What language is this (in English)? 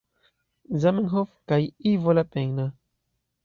Esperanto